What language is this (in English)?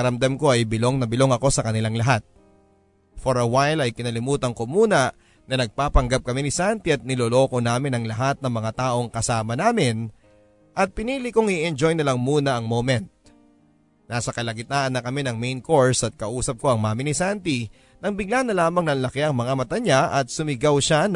Filipino